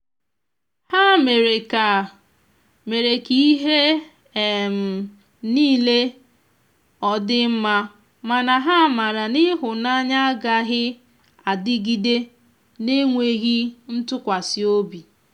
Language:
Igbo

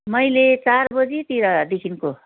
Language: Nepali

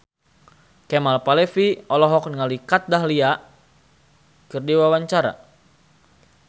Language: Sundanese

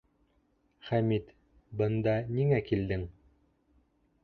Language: Bashkir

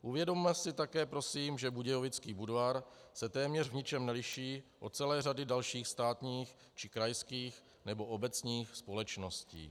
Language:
Czech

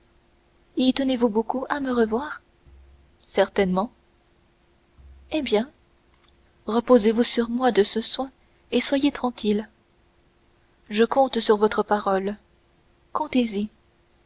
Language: French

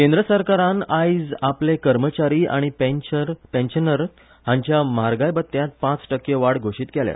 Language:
Konkani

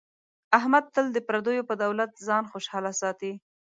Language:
Pashto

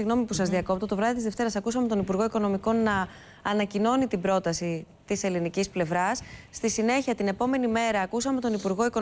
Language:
Greek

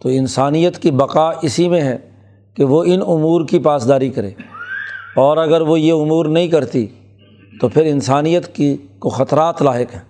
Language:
Urdu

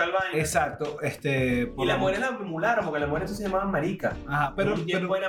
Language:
Spanish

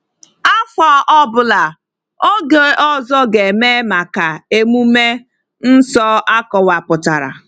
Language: Igbo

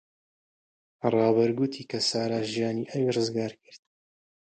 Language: Central Kurdish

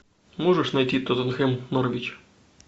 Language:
Russian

